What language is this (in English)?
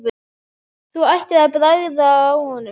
Icelandic